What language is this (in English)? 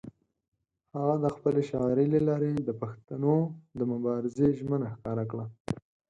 Pashto